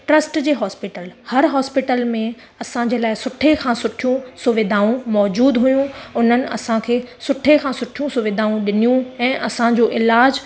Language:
Sindhi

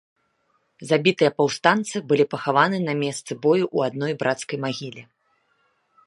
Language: Belarusian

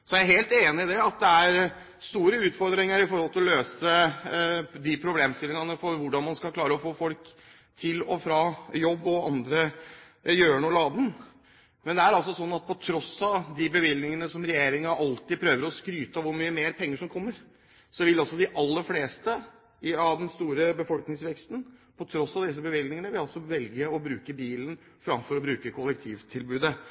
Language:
Norwegian Bokmål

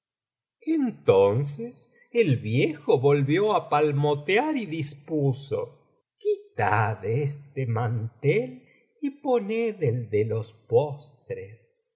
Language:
Spanish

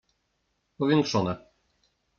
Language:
Polish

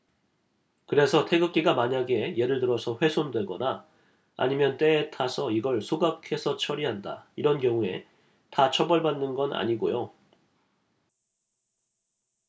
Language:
Korean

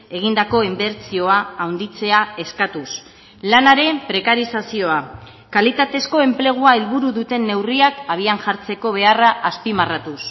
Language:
Basque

